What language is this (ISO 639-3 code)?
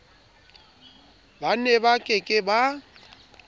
sot